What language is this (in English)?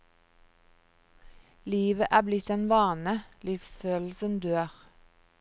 Norwegian